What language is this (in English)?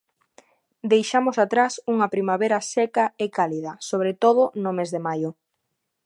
Galician